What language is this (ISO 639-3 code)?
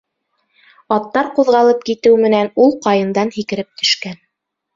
bak